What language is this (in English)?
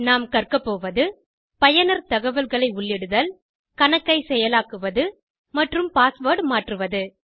Tamil